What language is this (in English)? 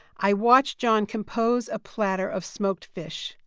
English